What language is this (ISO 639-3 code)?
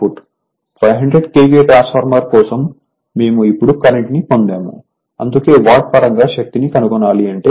tel